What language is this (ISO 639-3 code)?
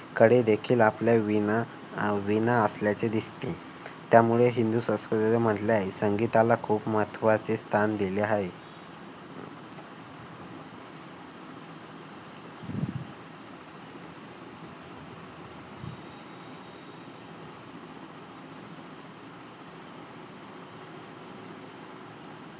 mar